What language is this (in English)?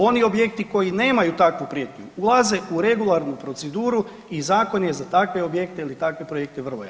Croatian